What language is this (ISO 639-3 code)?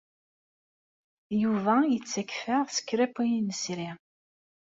kab